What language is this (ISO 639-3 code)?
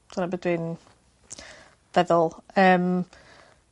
cym